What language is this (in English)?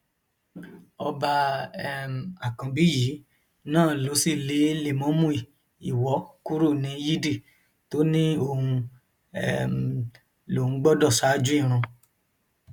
Yoruba